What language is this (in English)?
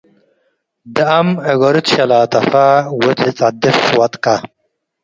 Tigre